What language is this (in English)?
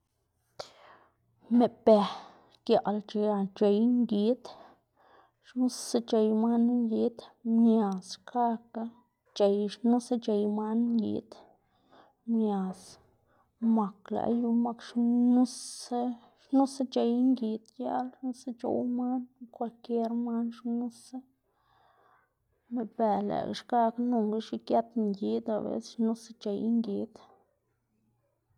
Xanaguía Zapotec